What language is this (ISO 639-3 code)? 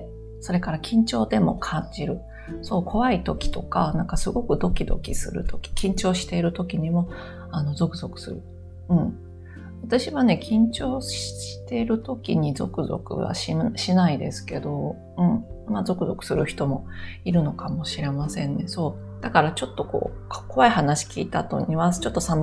jpn